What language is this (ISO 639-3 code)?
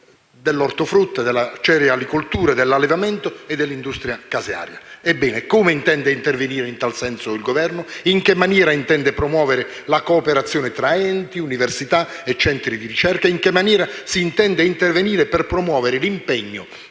ita